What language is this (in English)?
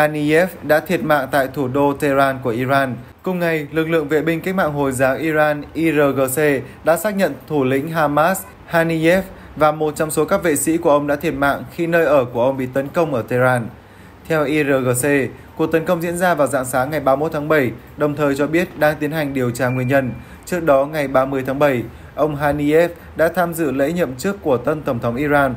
Vietnamese